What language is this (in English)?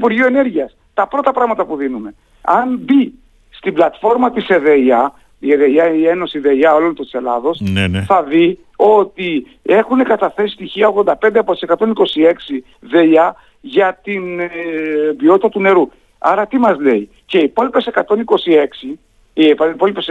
Greek